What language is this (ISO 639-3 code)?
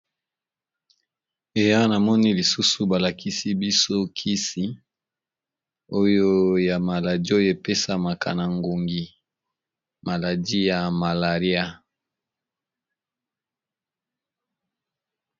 lin